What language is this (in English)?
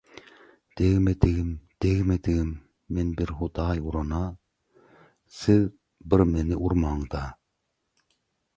Turkmen